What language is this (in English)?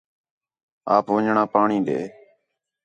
Khetrani